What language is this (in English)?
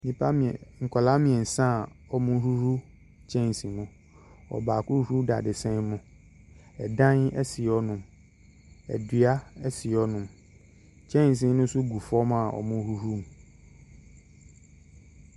Akan